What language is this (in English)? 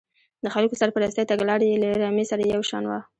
Pashto